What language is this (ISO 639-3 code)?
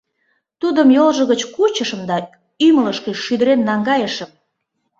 chm